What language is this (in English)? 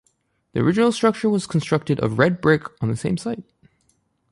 English